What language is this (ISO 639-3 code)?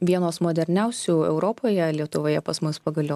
lit